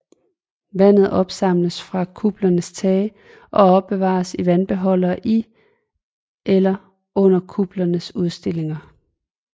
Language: Danish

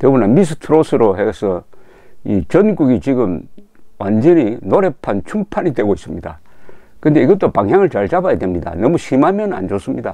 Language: Korean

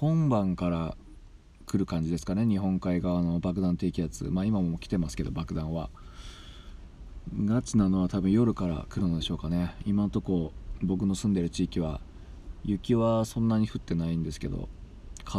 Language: Japanese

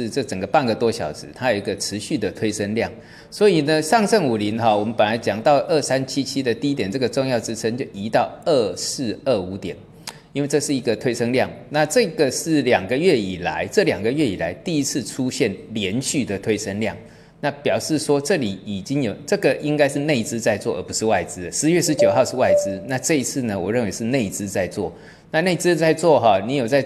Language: Chinese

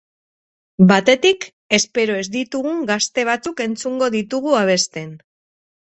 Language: Basque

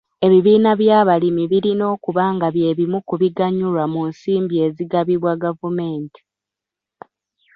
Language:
Ganda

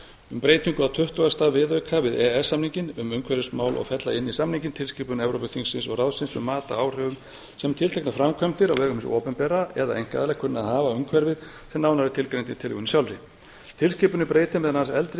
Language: Icelandic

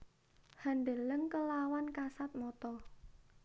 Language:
Javanese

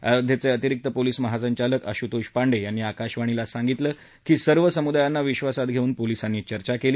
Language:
Marathi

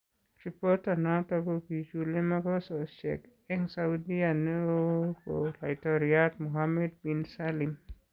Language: Kalenjin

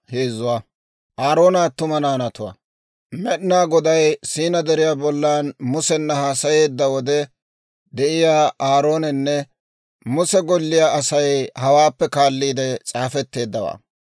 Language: Dawro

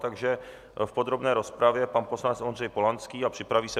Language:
Czech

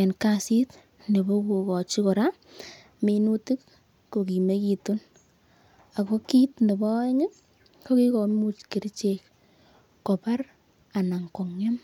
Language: Kalenjin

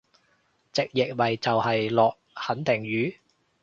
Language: Cantonese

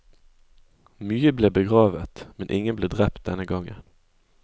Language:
Norwegian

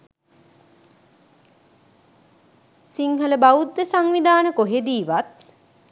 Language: Sinhala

